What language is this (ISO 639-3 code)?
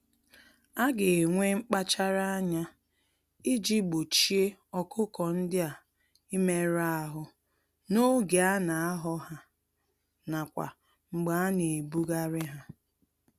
ibo